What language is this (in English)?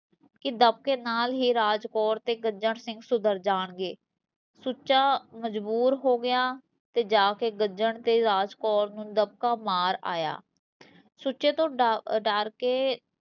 Punjabi